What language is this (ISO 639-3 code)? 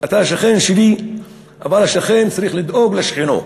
heb